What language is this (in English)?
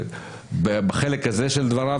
Hebrew